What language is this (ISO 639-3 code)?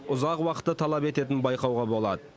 kaz